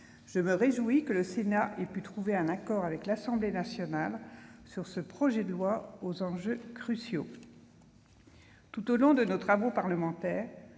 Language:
French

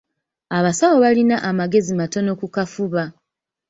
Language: Ganda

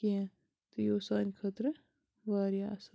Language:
Kashmiri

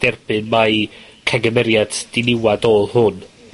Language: Welsh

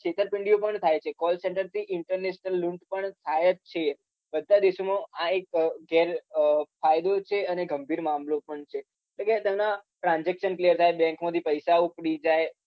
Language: Gujarati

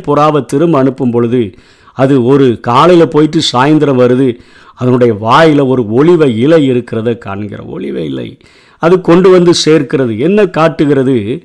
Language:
Tamil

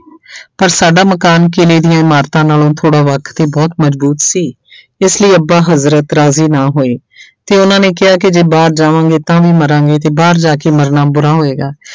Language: Punjabi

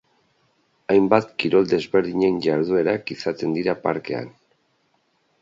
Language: Basque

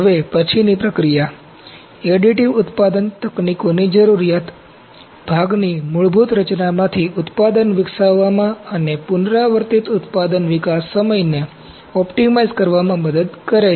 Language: Gujarati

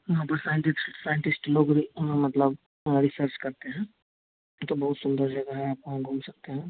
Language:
Hindi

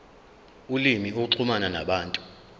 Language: Zulu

